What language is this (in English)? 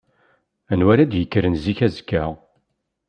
Kabyle